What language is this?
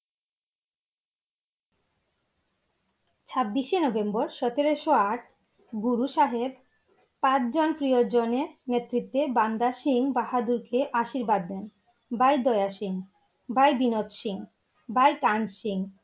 Bangla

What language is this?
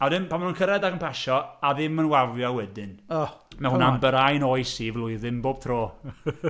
Welsh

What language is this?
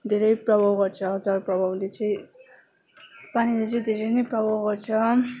Nepali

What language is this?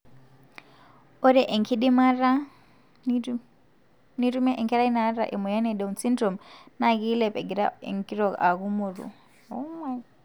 Masai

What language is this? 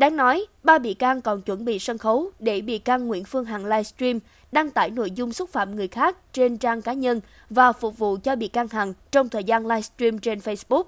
Vietnamese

